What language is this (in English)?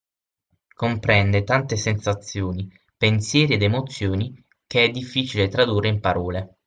Italian